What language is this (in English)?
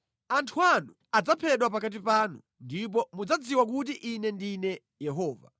Nyanja